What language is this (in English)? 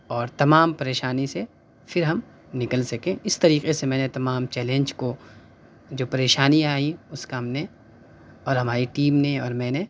Urdu